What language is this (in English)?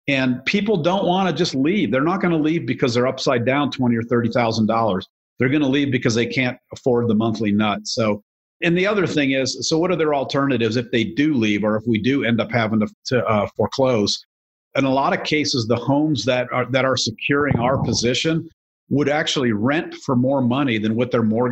English